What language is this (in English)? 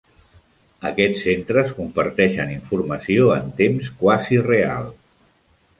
Catalan